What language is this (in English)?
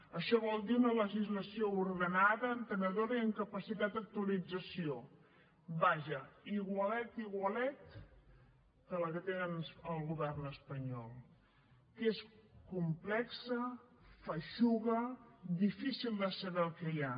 Catalan